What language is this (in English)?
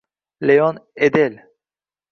Uzbek